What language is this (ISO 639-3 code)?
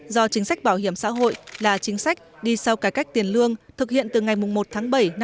vie